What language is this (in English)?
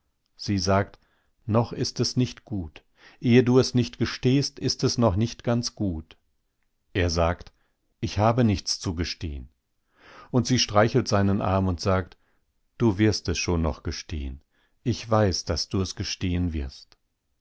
German